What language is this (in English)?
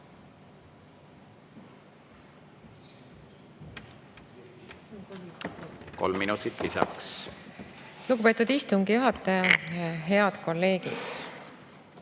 Estonian